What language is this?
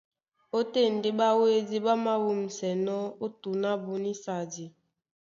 Duala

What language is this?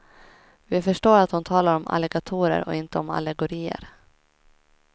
Swedish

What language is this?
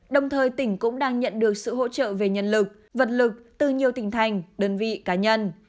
Vietnamese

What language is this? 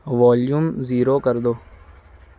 Urdu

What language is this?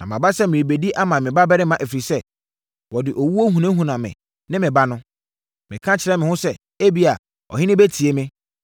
Akan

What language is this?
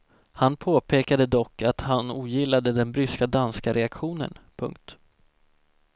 Swedish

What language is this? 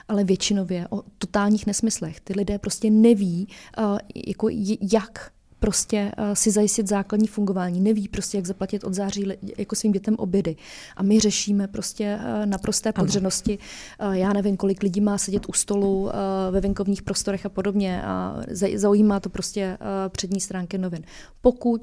Czech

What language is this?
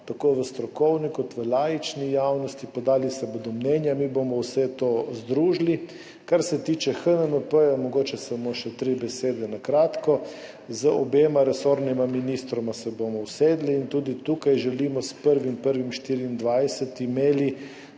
Slovenian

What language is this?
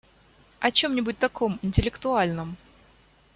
Russian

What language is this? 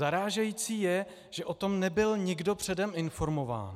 Czech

